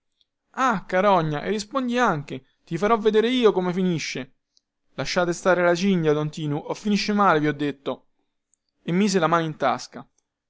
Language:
Italian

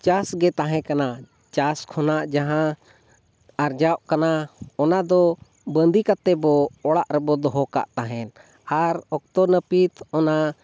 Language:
Santali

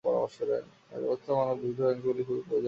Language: Bangla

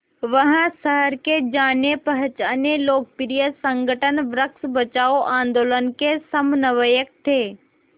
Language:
Hindi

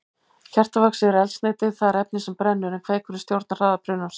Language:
Icelandic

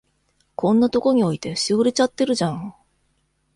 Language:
Japanese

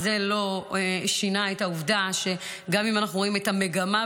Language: Hebrew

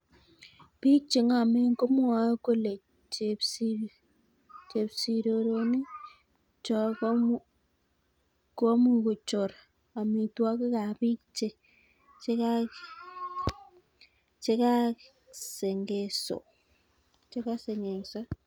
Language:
Kalenjin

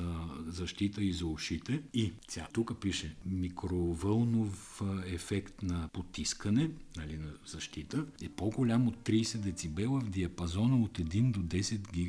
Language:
Bulgarian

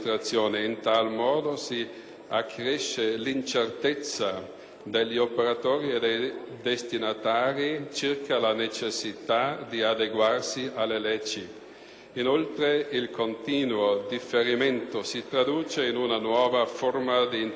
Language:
Italian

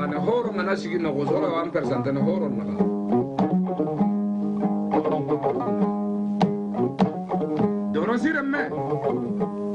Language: Indonesian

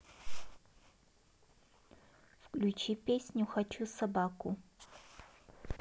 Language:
Russian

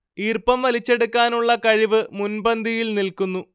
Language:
Malayalam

